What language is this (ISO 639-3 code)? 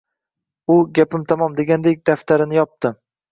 uzb